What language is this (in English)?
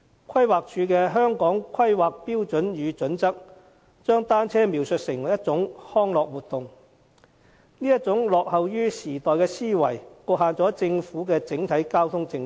Cantonese